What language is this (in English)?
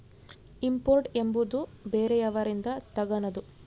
Kannada